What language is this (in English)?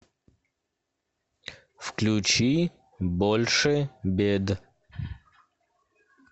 Russian